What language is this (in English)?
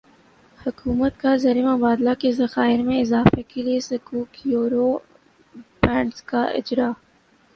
Urdu